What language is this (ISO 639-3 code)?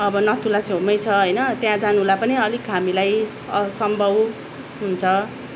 nep